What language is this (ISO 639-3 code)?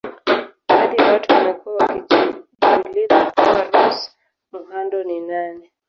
swa